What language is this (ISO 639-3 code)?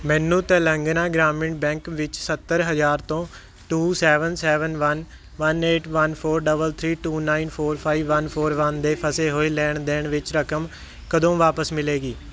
pan